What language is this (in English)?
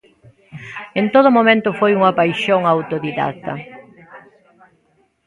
Galician